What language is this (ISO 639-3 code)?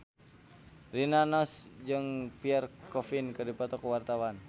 sun